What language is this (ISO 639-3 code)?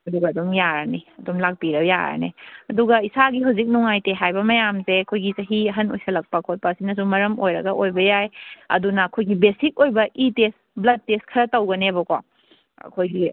mni